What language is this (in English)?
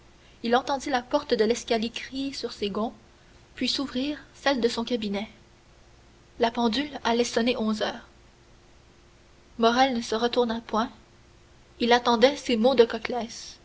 French